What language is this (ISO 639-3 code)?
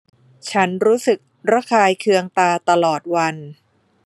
tha